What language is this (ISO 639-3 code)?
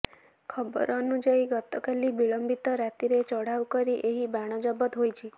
ori